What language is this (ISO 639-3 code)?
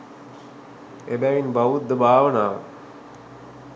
sin